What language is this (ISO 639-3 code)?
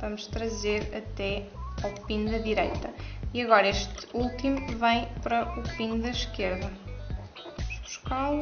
por